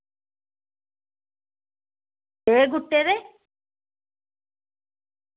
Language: Dogri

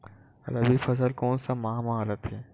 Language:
Chhattisgarhi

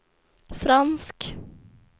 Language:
Swedish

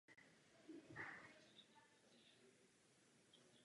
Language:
Czech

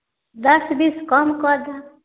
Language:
Maithili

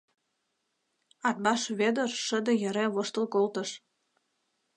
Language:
Mari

